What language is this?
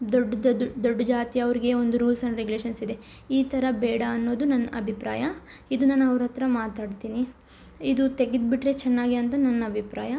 Kannada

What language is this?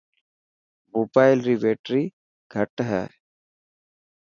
Dhatki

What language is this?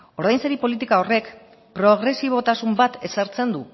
Basque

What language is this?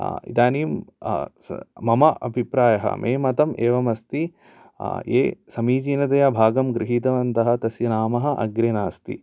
Sanskrit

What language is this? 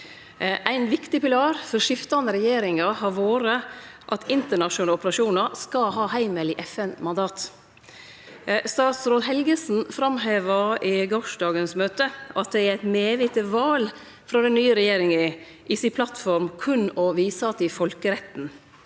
Norwegian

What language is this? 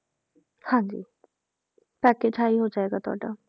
Punjabi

